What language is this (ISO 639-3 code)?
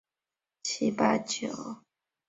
zho